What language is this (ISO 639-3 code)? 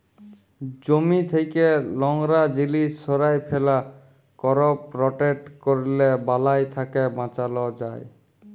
ben